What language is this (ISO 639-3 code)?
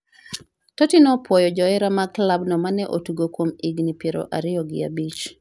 luo